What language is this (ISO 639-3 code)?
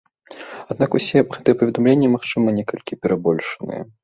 bel